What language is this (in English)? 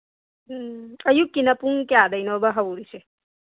Manipuri